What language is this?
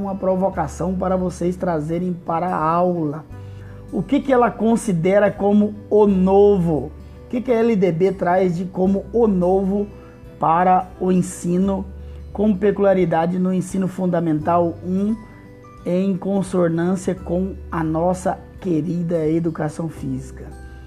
Portuguese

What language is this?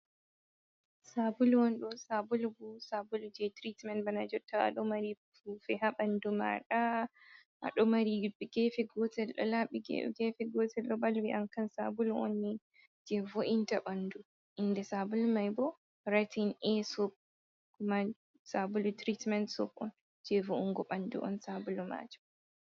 Fula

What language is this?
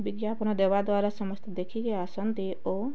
Odia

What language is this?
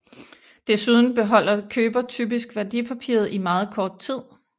Danish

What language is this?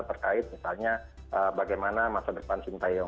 Indonesian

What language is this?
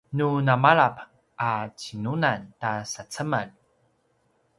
Paiwan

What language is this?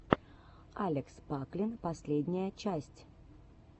Russian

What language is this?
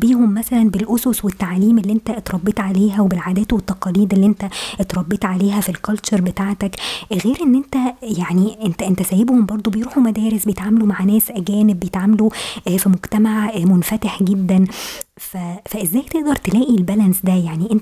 Arabic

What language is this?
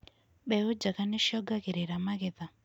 Kikuyu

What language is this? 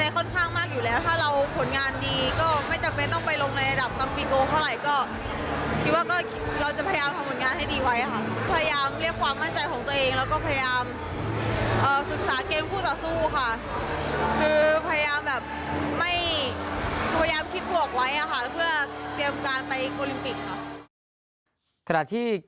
Thai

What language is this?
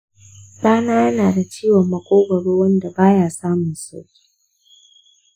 Hausa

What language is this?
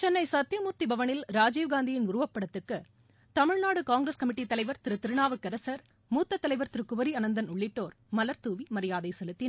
Tamil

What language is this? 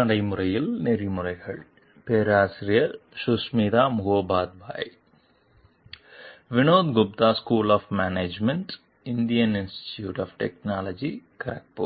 Tamil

